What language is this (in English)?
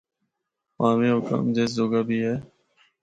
Northern Hindko